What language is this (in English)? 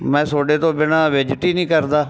Punjabi